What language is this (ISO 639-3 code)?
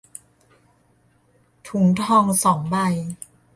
tha